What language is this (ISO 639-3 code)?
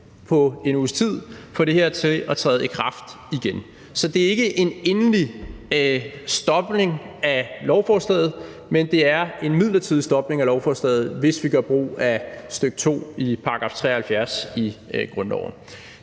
dan